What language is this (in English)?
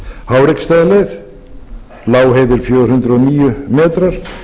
Icelandic